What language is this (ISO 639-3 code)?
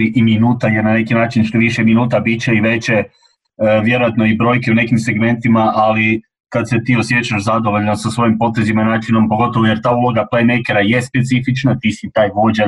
hrv